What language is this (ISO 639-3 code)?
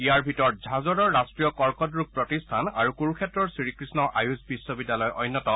asm